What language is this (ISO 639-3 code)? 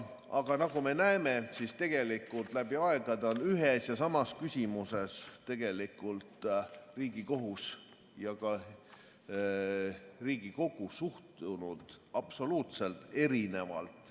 est